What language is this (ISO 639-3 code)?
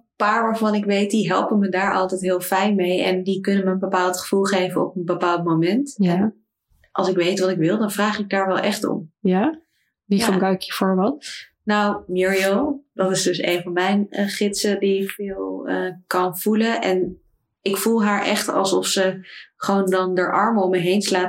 nld